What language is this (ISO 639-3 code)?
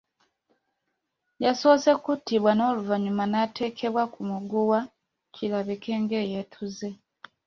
lug